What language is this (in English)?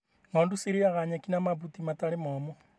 Kikuyu